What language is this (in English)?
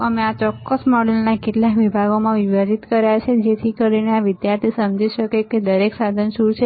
Gujarati